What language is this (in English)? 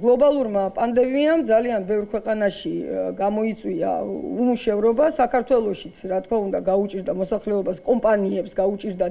Romanian